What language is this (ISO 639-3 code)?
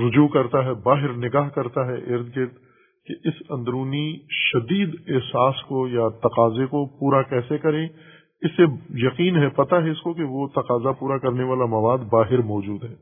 urd